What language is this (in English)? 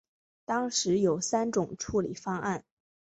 Chinese